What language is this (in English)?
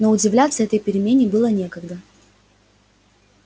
Russian